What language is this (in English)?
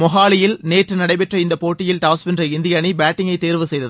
Tamil